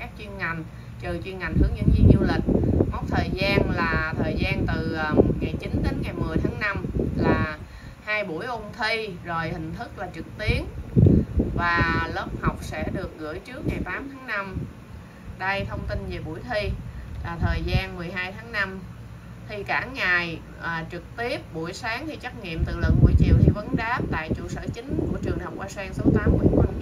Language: Vietnamese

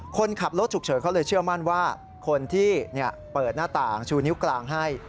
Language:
Thai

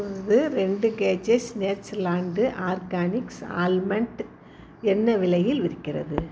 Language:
Tamil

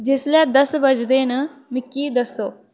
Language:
Dogri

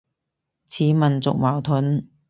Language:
Cantonese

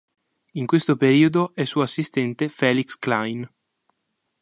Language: Italian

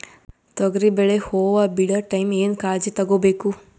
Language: Kannada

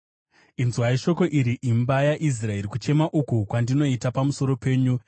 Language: Shona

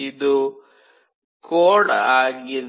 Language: Kannada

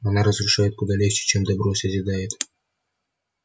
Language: Russian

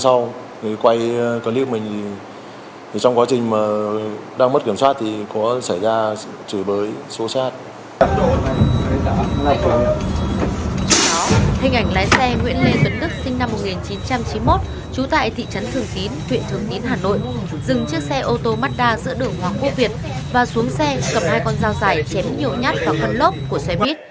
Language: Vietnamese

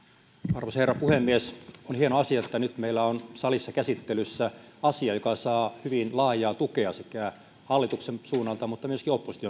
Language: Finnish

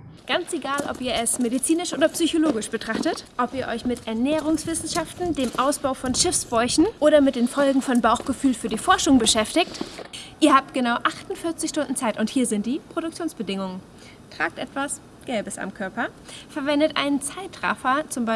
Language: German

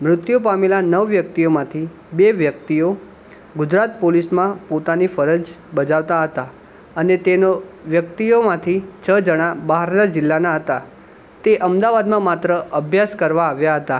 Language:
Gujarati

